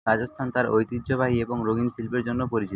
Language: Bangla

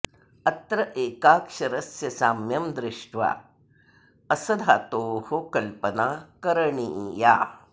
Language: Sanskrit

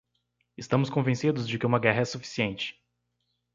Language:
Portuguese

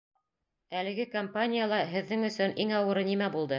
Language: Bashkir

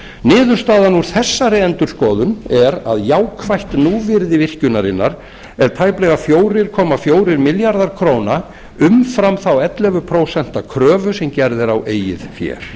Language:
Icelandic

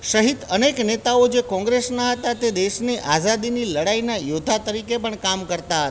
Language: Gujarati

